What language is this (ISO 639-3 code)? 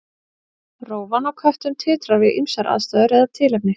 isl